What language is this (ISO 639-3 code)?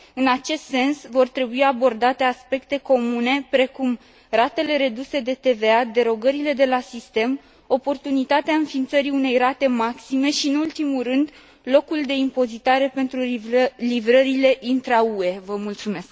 ron